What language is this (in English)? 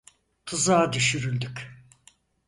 Turkish